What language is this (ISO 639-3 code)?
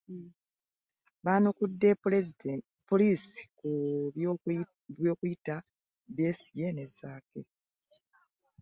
lug